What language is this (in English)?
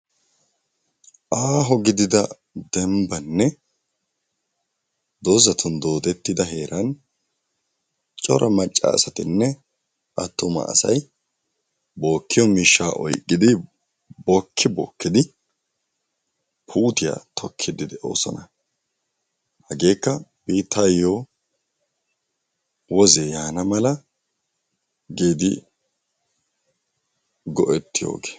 Wolaytta